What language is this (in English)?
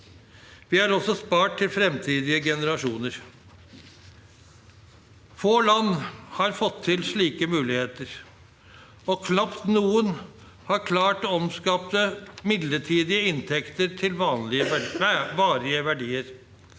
Norwegian